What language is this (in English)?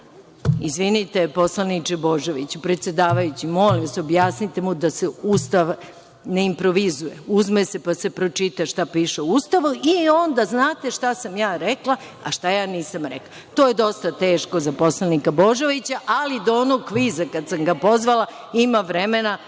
Serbian